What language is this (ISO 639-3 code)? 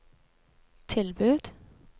nor